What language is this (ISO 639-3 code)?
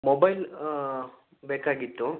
kan